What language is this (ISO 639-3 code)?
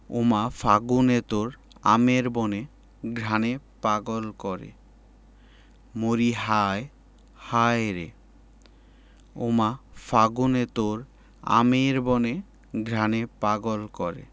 ben